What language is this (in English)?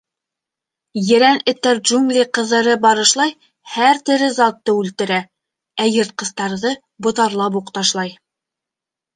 Bashkir